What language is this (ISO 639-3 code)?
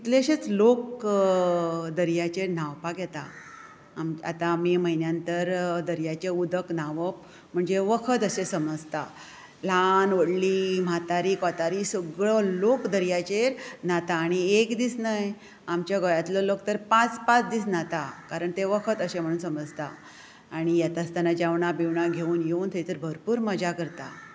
kok